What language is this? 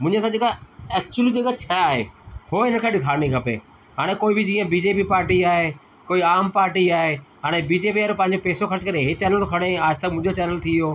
Sindhi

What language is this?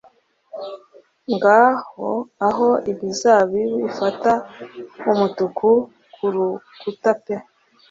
Kinyarwanda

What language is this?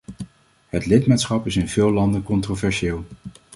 Dutch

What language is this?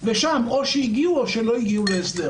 Hebrew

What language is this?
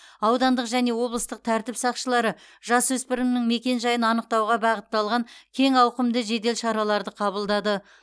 Kazakh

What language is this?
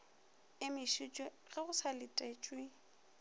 Northern Sotho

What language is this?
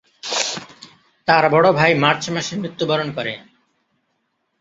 Bangla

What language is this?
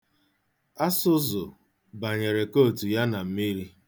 Igbo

